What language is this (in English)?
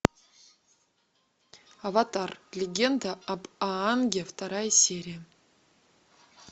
Russian